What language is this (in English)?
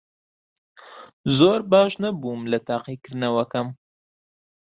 Central Kurdish